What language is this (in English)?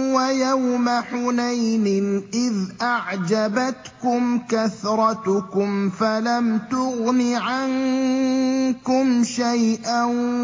Arabic